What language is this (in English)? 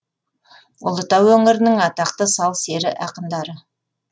Kazakh